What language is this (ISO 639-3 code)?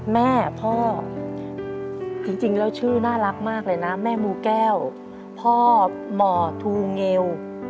tha